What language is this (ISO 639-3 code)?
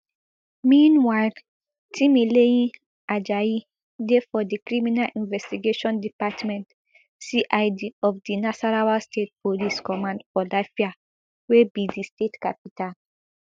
pcm